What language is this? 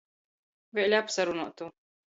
Latgalian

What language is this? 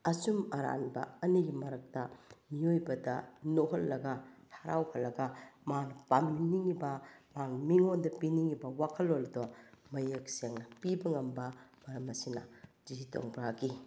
Manipuri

